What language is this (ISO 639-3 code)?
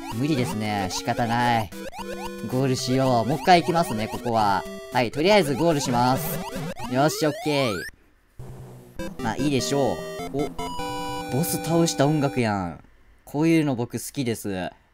jpn